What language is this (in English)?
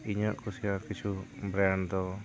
Santali